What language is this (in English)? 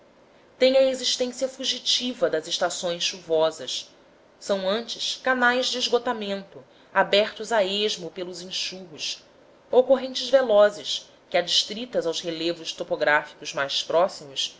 Portuguese